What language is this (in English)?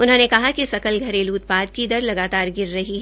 Hindi